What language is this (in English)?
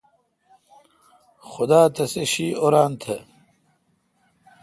Kalkoti